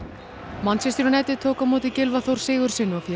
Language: Icelandic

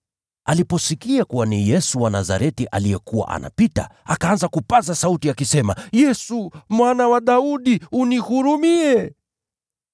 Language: Swahili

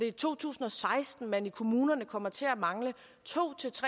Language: Danish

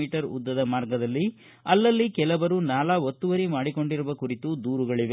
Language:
Kannada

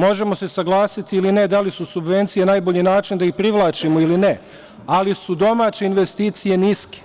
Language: Serbian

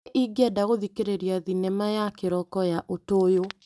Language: Kikuyu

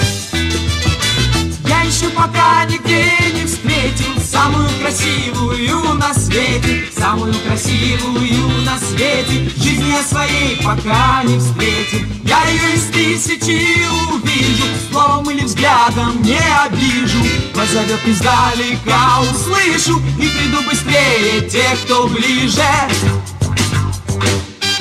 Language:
Russian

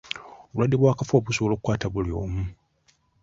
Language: Ganda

